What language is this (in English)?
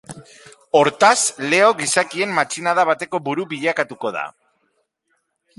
Basque